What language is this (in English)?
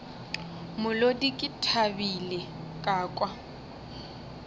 Northern Sotho